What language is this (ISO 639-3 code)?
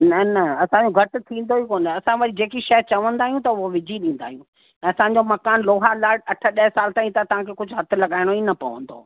snd